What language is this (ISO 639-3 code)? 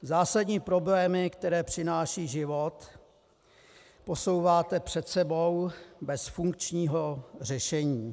ces